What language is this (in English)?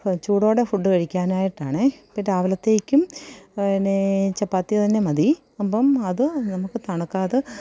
Malayalam